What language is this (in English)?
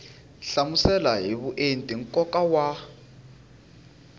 Tsonga